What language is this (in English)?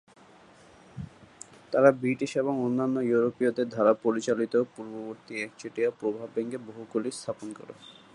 Bangla